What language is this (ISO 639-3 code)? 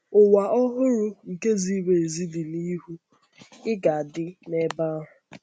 ibo